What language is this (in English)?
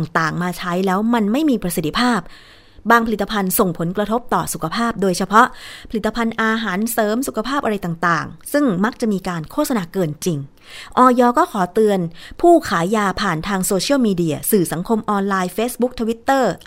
Thai